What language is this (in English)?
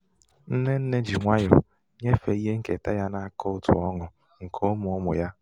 Igbo